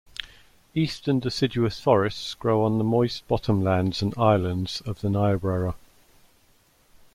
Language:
English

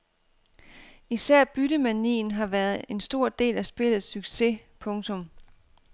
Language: Danish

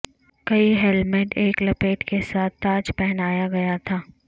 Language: Urdu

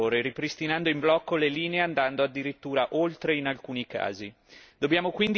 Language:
Italian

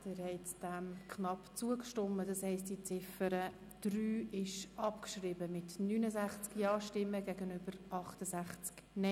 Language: Swiss German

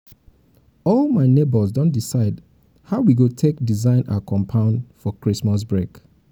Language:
Nigerian Pidgin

